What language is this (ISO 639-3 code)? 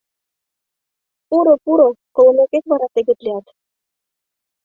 chm